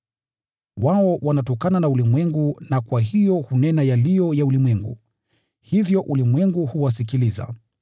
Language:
Swahili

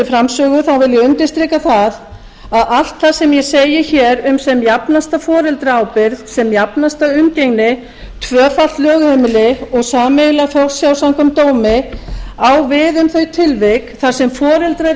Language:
Icelandic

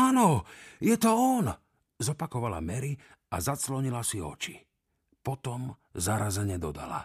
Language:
Slovak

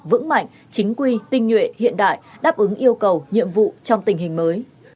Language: Vietnamese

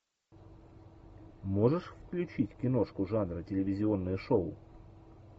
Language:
Russian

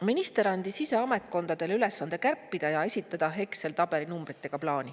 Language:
Estonian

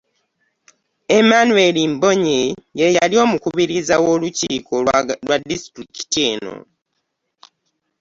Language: Ganda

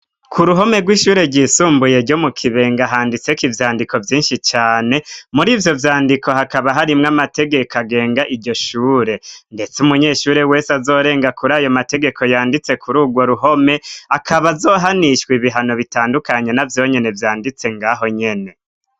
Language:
Rundi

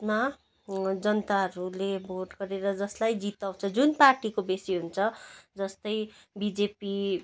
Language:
Nepali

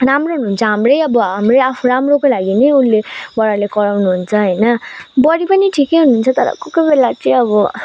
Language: Nepali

